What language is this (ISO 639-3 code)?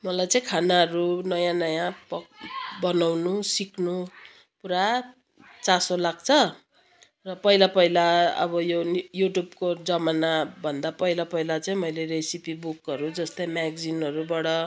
nep